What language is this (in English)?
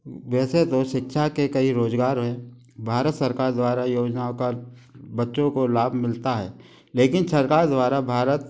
Hindi